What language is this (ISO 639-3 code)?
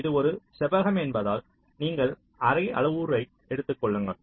tam